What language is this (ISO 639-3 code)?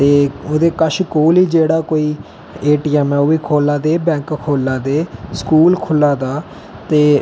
doi